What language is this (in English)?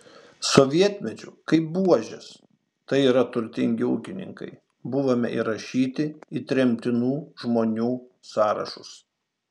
Lithuanian